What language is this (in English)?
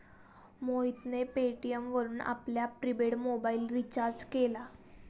Marathi